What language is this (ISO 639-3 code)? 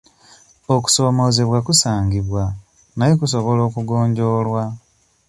lug